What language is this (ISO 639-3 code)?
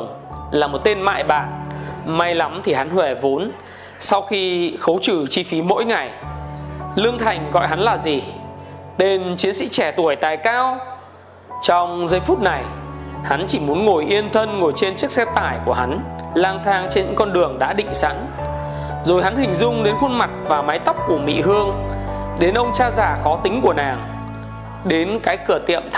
vie